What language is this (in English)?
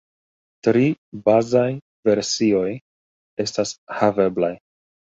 Esperanto